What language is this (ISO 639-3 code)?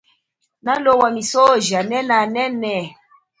cjk